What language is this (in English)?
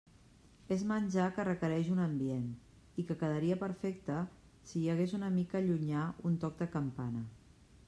Catalan